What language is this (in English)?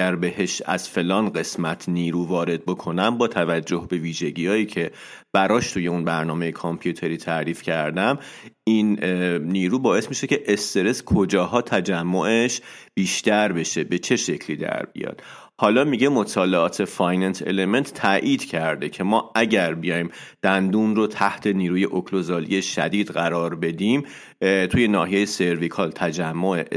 Persian